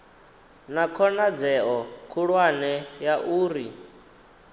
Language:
Venda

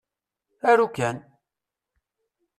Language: Kabyle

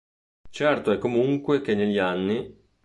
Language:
Italian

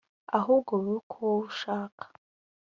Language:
Kinyarwanda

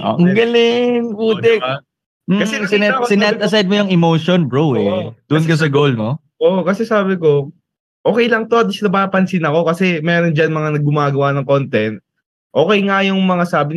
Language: Filipino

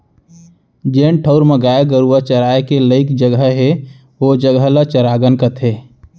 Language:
Chhattisgarhi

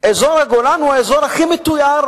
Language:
Hebrew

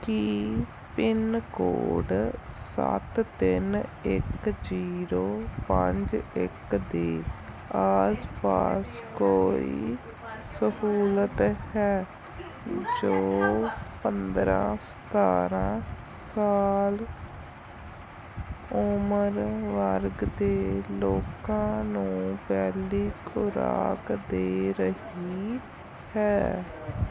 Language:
Punjabi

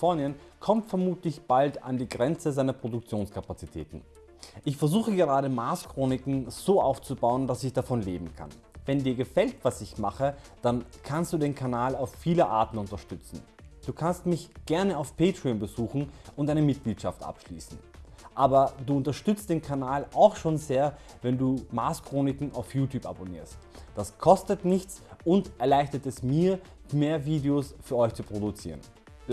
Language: German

